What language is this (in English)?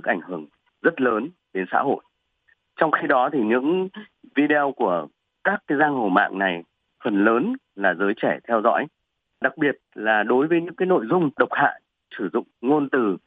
Vietnamese